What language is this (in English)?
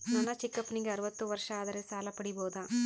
Kannada